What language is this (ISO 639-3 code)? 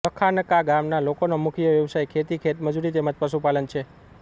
guj